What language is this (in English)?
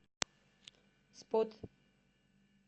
Russian